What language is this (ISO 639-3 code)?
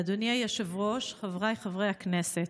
heb